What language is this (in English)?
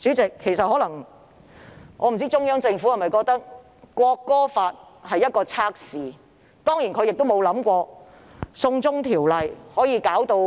Cantonese